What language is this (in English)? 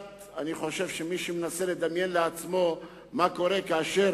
Hebrew